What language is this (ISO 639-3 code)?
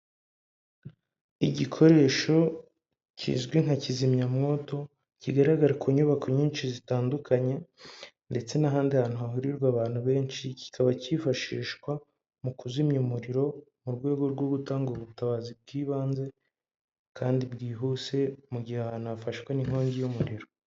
kin